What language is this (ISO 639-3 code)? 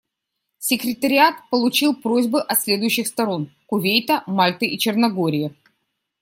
rus